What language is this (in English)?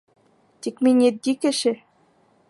Bashkir